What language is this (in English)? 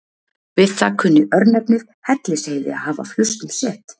Icelandic